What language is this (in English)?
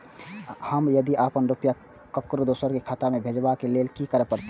Maithili